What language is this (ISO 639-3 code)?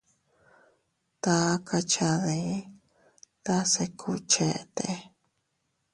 cut